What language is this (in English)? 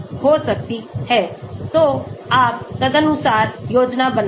Hindi